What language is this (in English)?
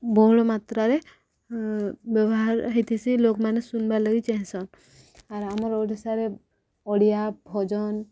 Odia